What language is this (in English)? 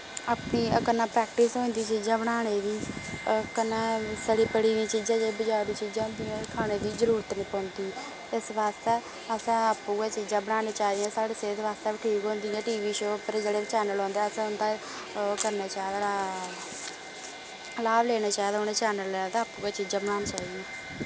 Dogri